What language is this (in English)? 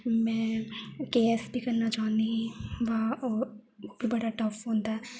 Dogri